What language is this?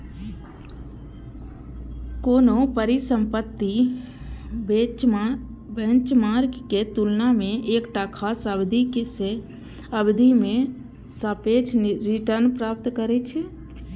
Maithili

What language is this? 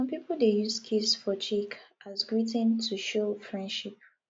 Nigerian Pidgin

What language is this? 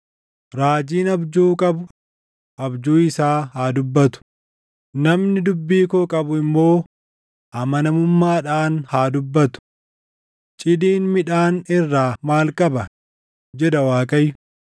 Oromo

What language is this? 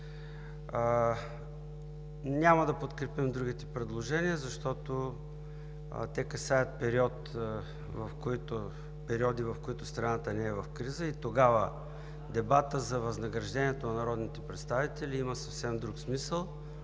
Bulgarian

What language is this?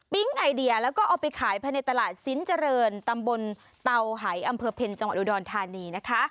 Thai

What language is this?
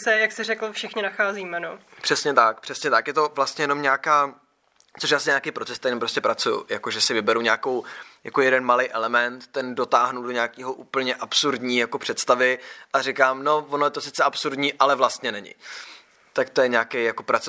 Czech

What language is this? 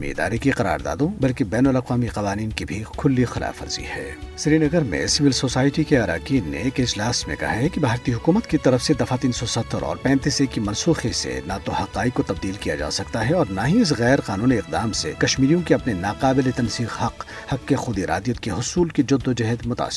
Urdu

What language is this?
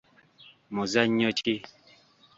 Ganda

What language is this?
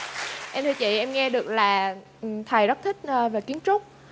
Vietnamese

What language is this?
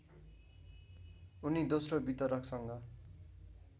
Nepali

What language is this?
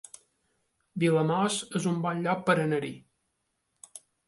Catalan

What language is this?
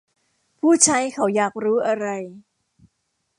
Thai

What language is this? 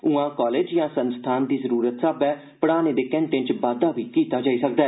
Dogri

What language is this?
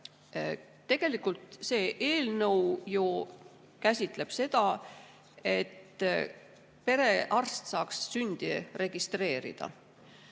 Estonian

